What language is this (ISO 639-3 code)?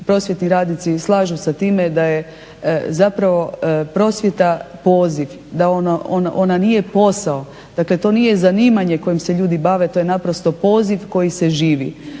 hrv